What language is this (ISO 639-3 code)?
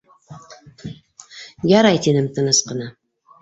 bak